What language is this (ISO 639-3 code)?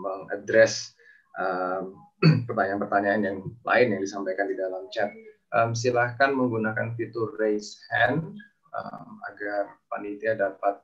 ind